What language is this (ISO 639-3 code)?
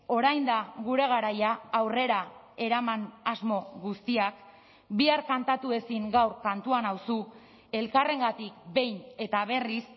eus